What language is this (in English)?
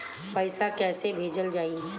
Bhojpuri